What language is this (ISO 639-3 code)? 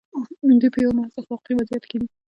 pus